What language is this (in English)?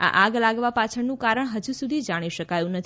Gujarati